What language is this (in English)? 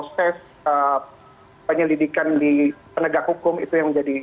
Indonesian